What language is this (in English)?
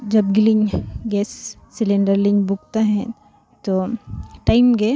Santali